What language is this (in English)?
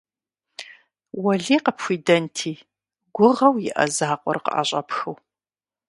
Kabardian